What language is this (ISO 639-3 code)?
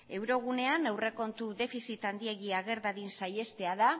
eus